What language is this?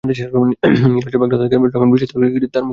Bangla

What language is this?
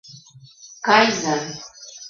Mari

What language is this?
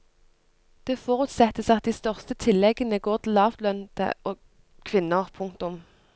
Norwegian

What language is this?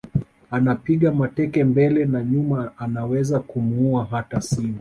Swahili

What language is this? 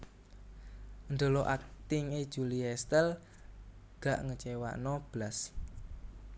Javanese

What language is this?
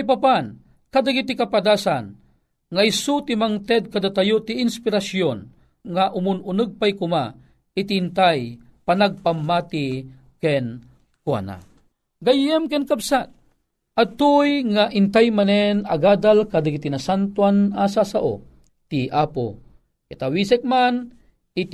Filipino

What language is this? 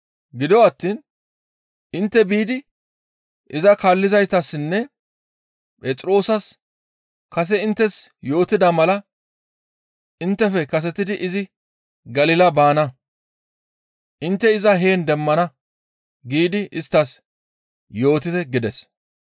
Gamo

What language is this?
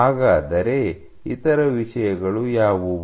Kannada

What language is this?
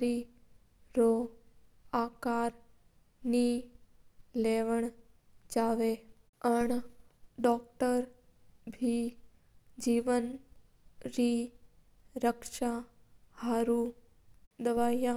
Mewari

